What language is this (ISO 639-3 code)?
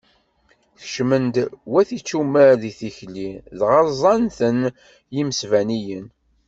kab